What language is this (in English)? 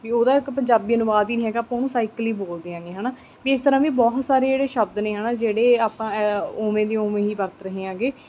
Punjabi